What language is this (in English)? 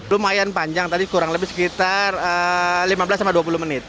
Indonesian